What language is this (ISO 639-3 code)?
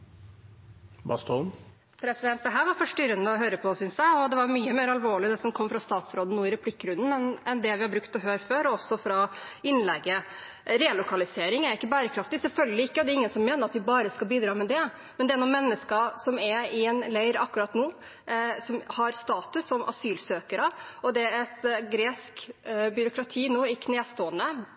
nob